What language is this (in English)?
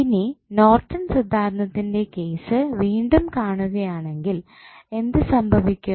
Malayalam